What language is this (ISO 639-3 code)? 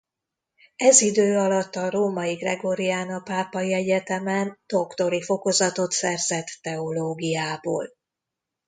hun